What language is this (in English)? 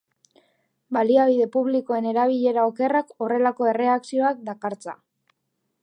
Basque